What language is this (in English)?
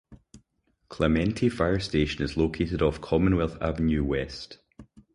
English